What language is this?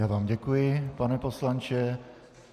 Czech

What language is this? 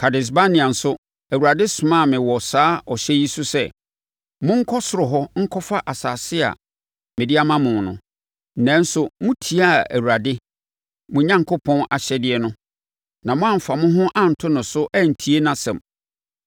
Akan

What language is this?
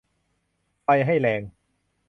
Thai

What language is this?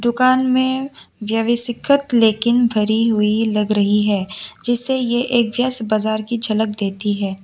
Hindi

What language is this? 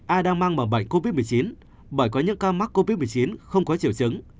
Vietnamese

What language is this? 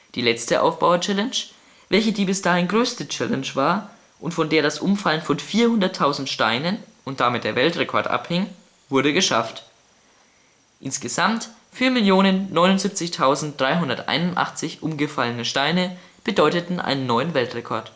German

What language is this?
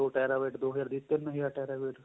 Punjabi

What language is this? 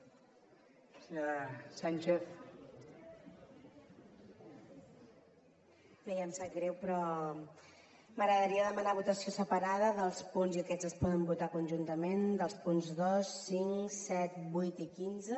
Catalan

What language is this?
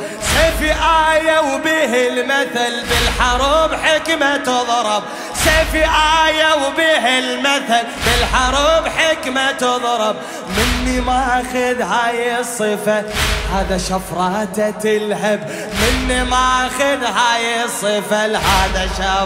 Arabic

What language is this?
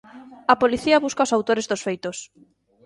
Galician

